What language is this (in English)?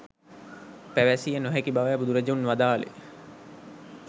Sinhala